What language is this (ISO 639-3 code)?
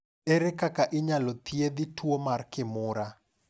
luo